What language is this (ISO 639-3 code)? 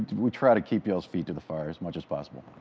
eng